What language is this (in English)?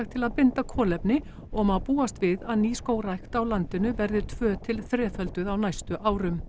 Icelandic